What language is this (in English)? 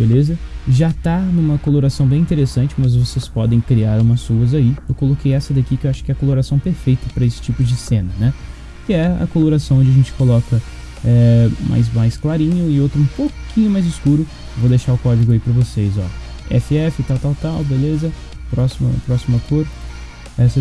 Portuguese